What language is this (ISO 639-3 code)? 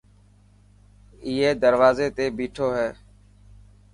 mki